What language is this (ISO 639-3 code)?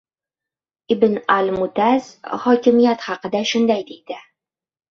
uzb